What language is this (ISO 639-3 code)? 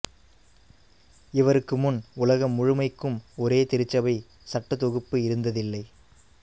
tam